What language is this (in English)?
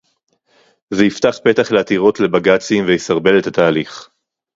Hebrew